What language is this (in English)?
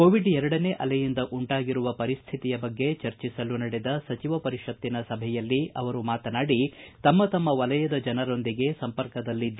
Kannada